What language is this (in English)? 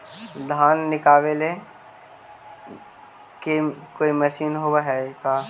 Magahi